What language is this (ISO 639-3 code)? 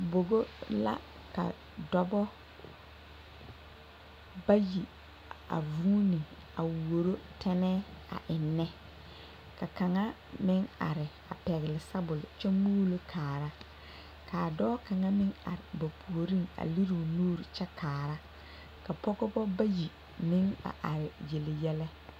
dga